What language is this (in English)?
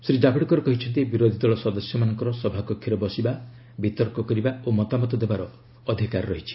Odia